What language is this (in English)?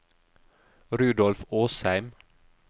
Norwegian